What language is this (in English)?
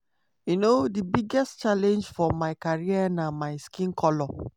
Nigerian Pidgin